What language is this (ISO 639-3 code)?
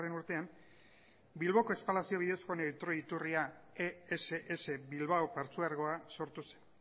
eus